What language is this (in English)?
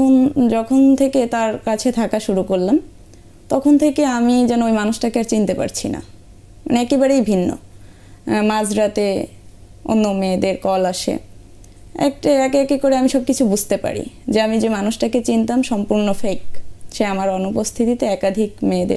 Bangla